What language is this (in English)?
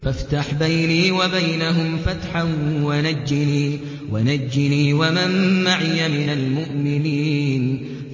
Arabic